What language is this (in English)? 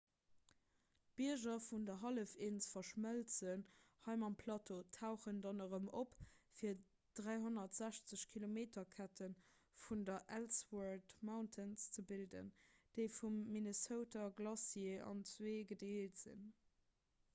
Luxembourgish